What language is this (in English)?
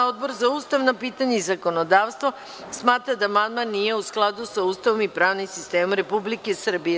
Serbian